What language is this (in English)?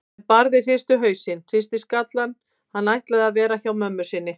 Icelandic